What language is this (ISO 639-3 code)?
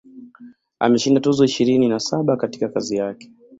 swa